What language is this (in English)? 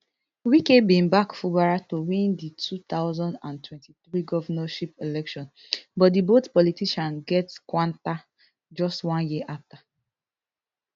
Nigerian Pidgin